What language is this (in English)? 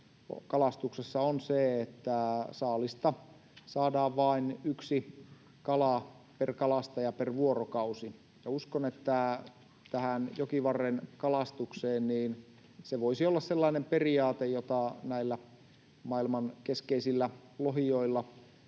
Finnish